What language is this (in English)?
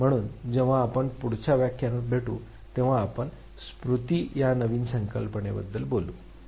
Marathi